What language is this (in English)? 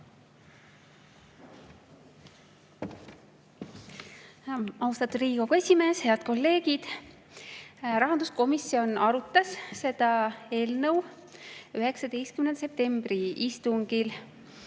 Estonian